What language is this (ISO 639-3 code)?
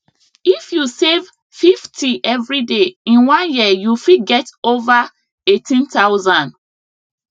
pcm